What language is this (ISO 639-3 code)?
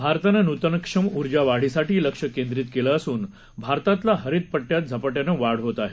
mar